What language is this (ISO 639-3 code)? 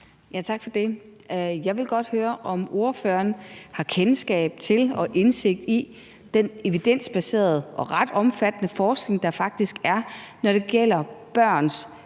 dan